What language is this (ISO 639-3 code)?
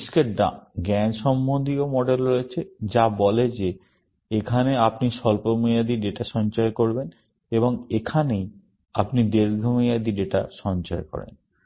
ben